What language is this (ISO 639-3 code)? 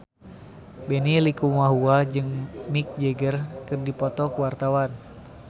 sun